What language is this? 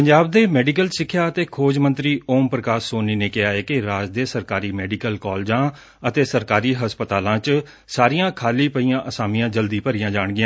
Punjabi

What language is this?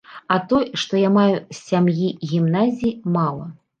Belarusian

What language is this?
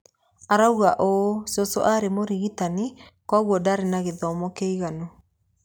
Kikuyu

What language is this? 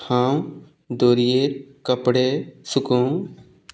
Konkani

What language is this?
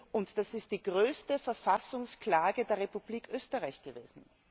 German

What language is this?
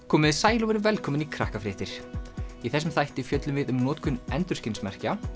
Icelandic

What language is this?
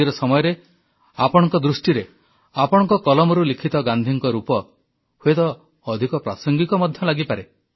Odia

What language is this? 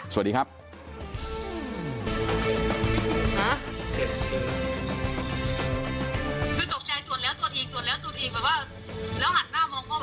Thai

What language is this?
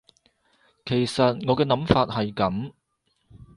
Cantonese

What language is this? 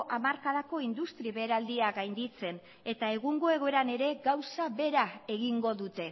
Basque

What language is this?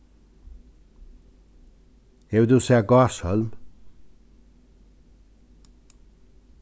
Faroese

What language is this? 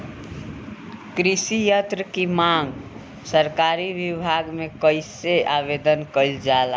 Bhojpuri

